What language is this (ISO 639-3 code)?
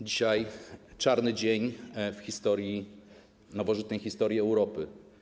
pol